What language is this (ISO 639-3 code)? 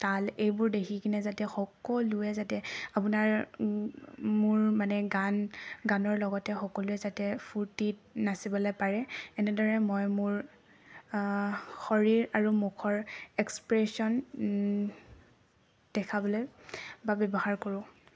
asm